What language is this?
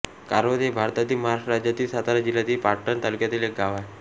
Marathi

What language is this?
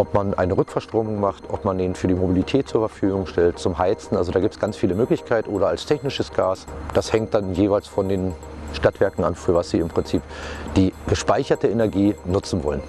German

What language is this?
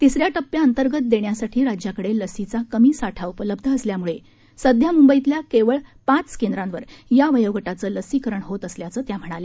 Marathi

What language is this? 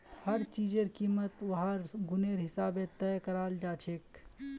Magahi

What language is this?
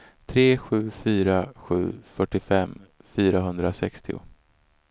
Swedish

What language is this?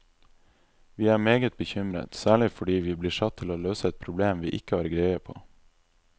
Norwegian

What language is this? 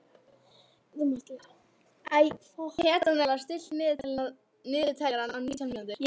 Icelandic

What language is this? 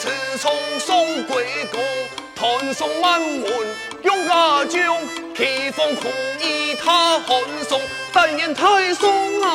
Chinese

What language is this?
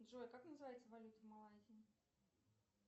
Russian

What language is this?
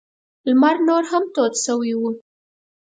Pashto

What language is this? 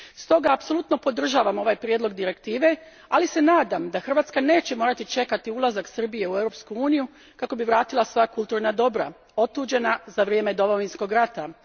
Croatian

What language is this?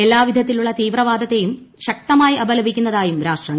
Malayalam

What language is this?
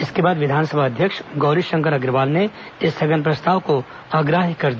Hindi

